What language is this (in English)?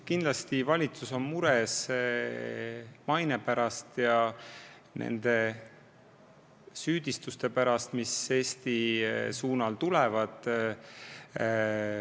Estonian